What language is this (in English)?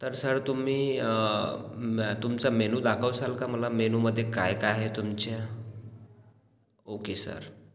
Marathi